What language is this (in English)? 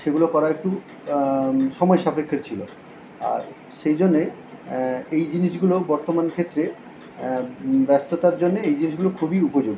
Bangla